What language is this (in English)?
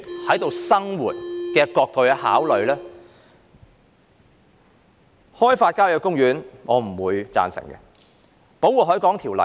Cantonese